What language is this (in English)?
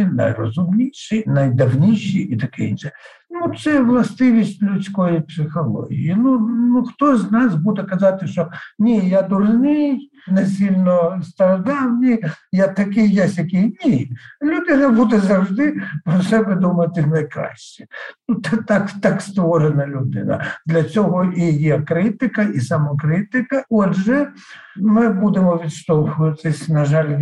Ukrainian